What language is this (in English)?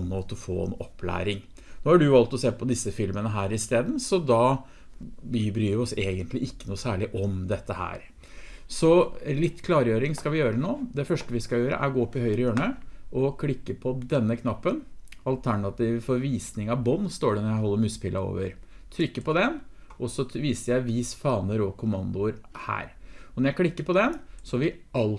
Norwegian